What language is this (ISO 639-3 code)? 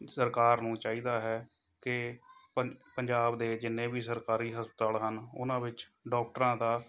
pan